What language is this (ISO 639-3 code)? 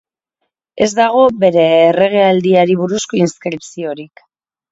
eus